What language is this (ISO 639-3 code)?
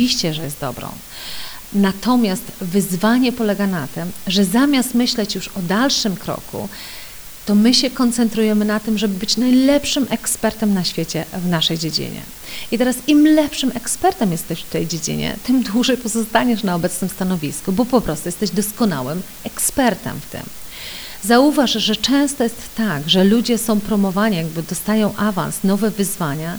pol